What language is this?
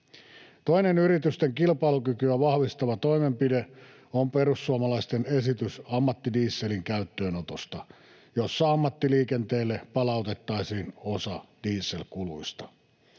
Finnish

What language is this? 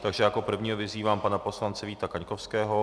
Czech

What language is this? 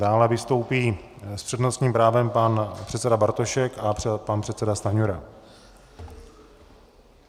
Czech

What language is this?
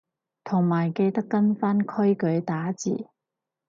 Cantonese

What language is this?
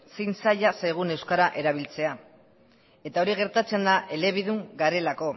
Basque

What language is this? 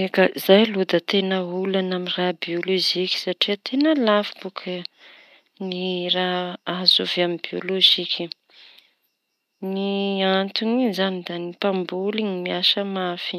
Tanosy Malagasy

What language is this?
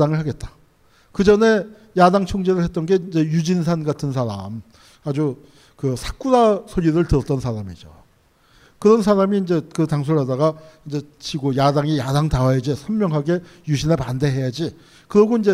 Korean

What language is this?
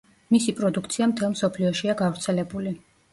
Georgian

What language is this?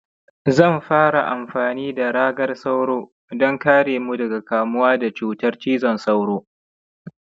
Hausa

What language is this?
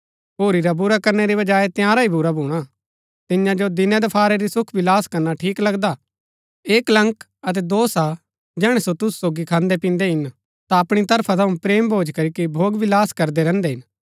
Gaddi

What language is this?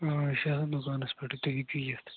Kashmiri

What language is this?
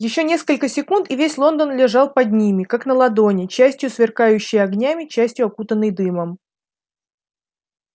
Russian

